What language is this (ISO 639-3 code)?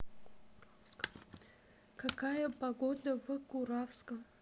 rus